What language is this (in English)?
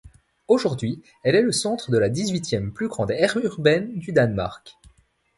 French